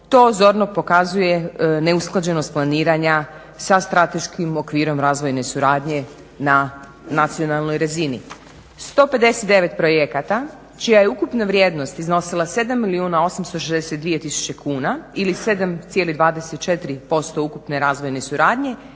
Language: Croatian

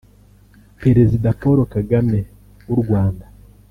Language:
Kinyarwanda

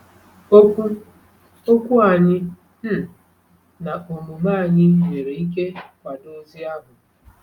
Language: Igbo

